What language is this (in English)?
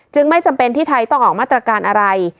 Thai